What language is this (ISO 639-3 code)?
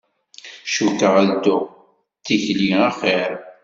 kab